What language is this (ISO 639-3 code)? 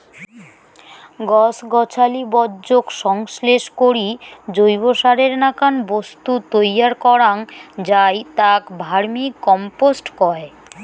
ben